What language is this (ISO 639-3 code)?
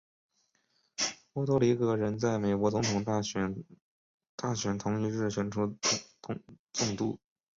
zho